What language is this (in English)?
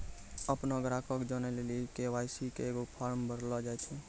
Maithili